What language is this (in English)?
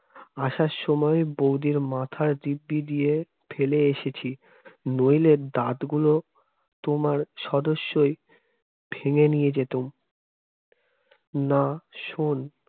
Bangla